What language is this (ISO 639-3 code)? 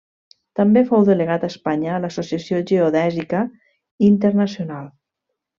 cat